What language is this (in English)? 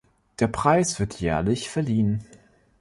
German